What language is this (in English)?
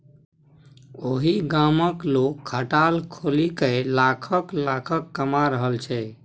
Maithili